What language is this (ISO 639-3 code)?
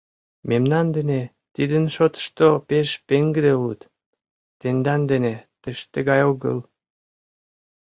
chm